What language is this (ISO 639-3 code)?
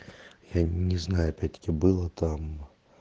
rus